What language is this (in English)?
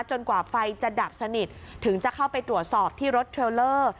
Thai